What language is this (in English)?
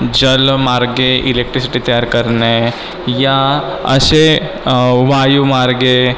Marathi